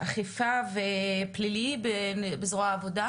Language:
Hebrew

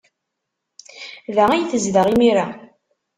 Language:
Kabyle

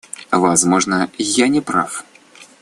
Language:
Russian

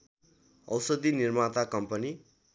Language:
Nepali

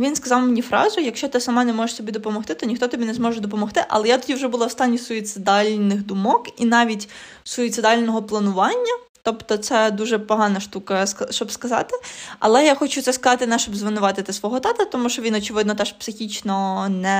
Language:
Ukrainian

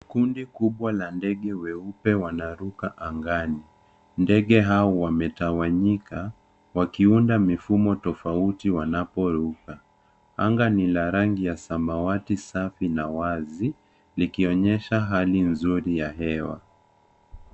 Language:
Swahili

